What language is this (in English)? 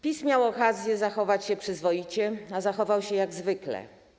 Polish